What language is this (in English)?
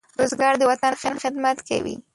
Pashto